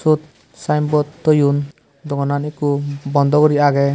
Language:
Chakma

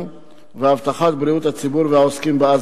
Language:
Hebrew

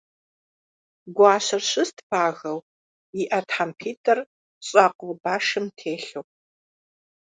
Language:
Kabardian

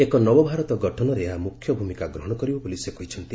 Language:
Odia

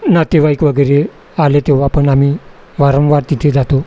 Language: Marathi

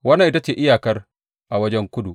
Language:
Hausa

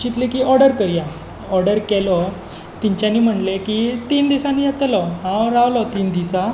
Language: Konkani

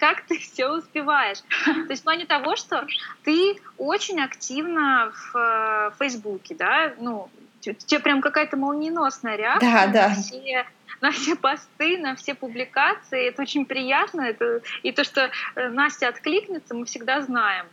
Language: Russian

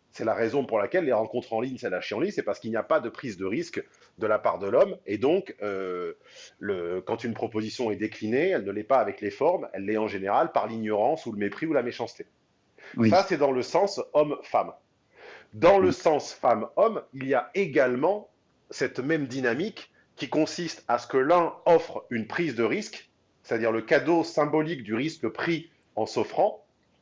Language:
French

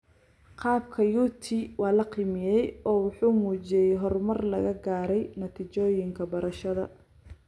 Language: Somali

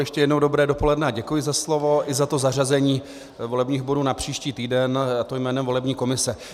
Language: Czech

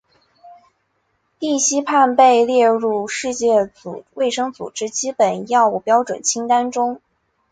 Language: Chinese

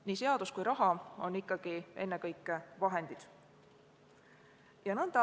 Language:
Estonian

